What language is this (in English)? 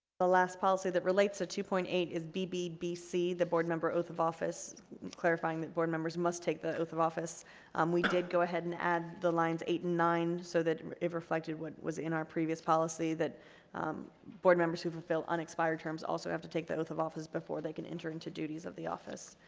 English